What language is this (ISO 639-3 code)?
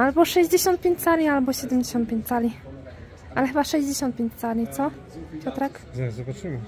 pol